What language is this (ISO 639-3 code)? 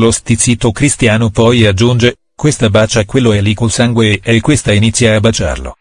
ita